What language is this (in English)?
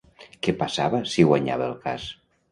Catalan